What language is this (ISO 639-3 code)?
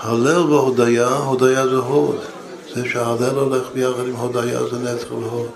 heb